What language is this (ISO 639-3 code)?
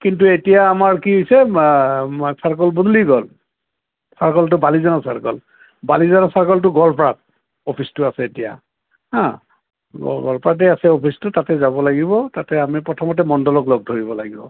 asm